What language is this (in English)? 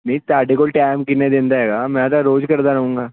Punjabi